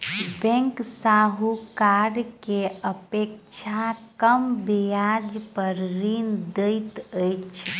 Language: Maithili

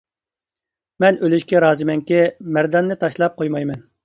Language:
Uyghur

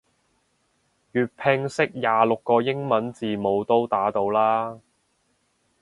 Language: Cantonese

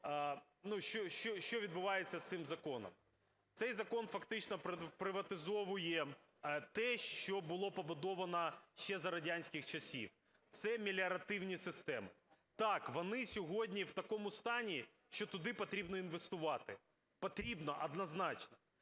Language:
Ukrainian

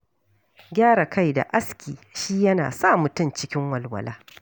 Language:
Hausa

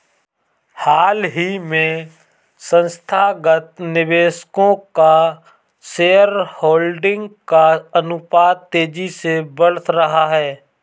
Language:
Hindi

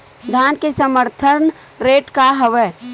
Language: Chhattisgarhi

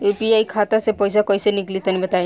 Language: Bhojpuri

